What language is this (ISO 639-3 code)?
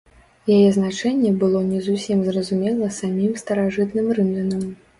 bel